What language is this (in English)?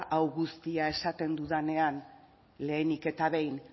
Basque